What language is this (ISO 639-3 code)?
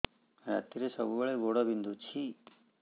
ori